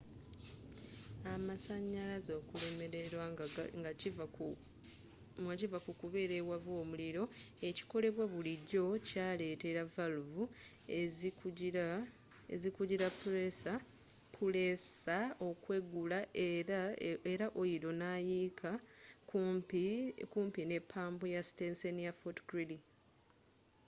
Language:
Ganda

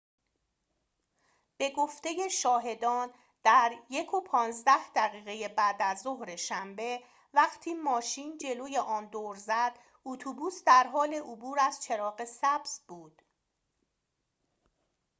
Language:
Persian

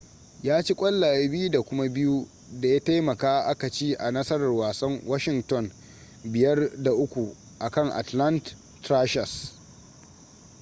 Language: Hausa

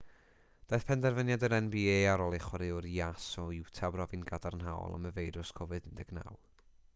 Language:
Welsh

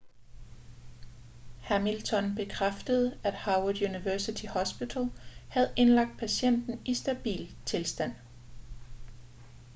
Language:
Danish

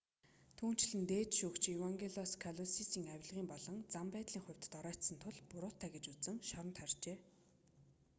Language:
Mongolian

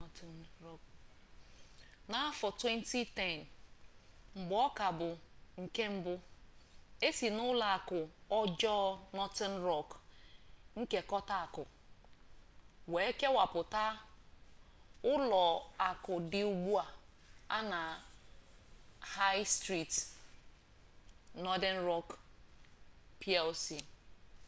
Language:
Igbo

